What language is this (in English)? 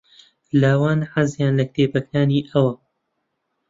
Central Kurdish